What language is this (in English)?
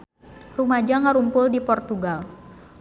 Sundanese